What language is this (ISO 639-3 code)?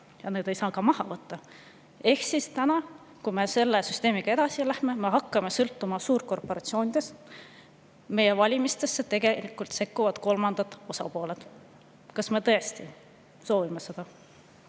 est